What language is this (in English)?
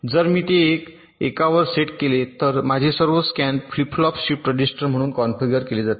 Marathi